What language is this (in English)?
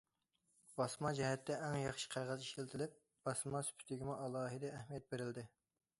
Uyghur